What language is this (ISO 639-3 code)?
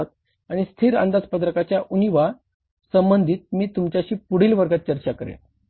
mar